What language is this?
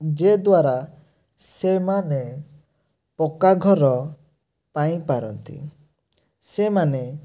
Odia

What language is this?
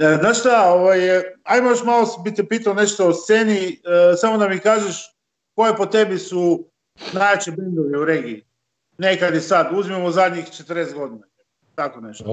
Croatian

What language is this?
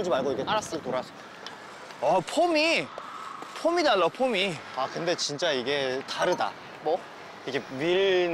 Korean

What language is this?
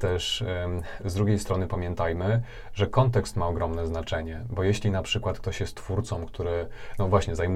Polish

